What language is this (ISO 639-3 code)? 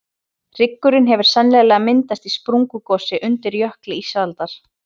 isl